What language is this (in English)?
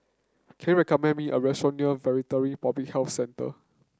English